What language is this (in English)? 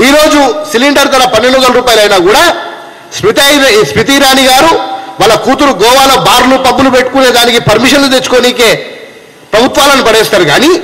Telugu